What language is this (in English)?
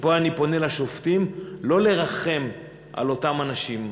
Hebrew